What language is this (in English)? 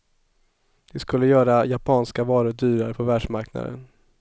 Swedish